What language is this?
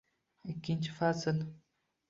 Uzbek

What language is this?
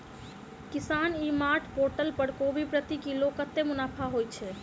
Maithili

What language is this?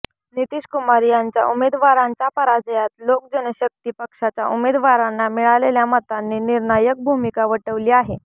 Marathi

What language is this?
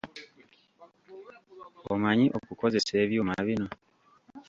Ganda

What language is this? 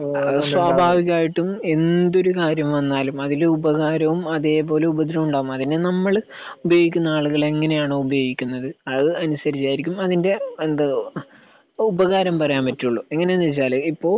Malayalam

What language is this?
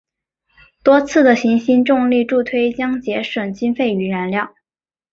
Chinese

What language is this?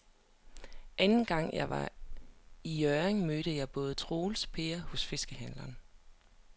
Danish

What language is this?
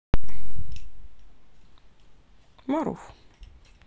Russian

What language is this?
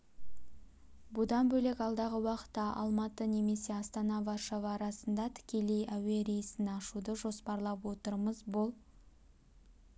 Kazakh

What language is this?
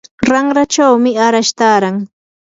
Yanahuanca Pasco Quechua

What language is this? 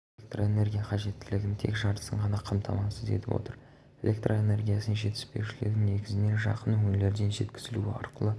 Kazakh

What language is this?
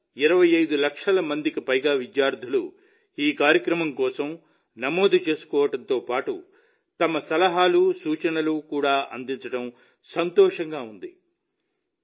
Telugu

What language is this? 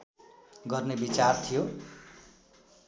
Nepali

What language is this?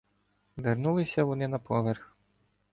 Ukrainian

